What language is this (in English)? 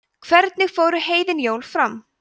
Icelandic